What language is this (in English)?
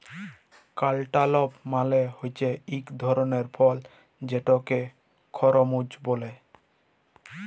Bangla